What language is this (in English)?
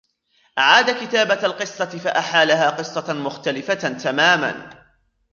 Arabic